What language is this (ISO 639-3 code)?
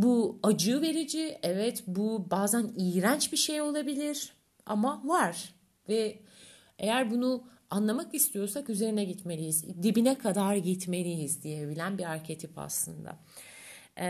tur